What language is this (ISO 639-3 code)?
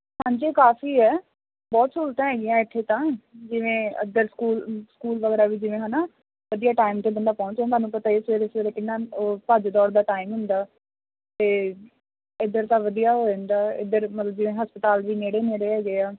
pan